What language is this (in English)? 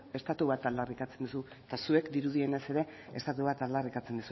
Basque